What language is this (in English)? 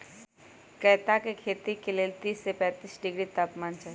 Magahi